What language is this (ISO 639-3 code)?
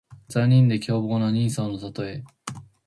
jpn